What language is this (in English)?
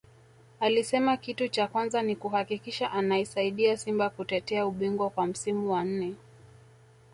Swahili